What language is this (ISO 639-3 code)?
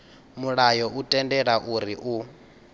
ven